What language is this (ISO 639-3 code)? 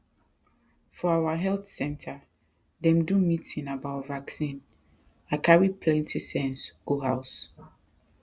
pcm